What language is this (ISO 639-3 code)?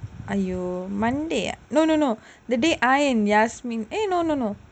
eng